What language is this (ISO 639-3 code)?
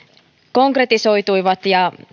fin